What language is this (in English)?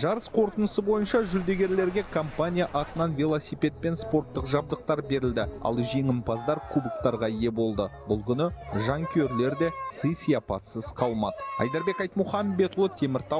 Turkish